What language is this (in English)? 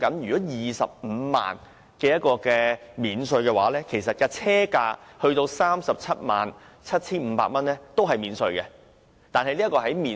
Cantonese